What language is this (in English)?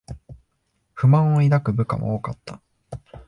Japanese